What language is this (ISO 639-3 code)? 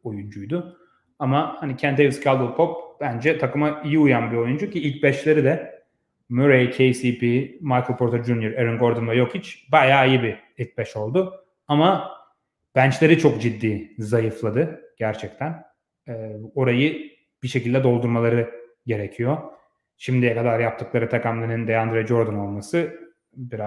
tur